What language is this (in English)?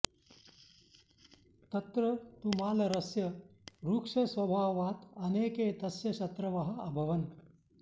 Sanskrit